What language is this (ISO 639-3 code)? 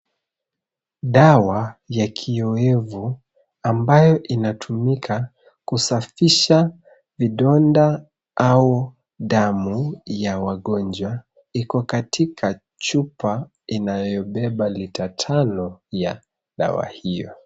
swa